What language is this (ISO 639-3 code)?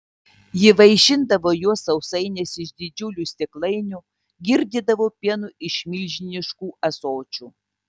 lit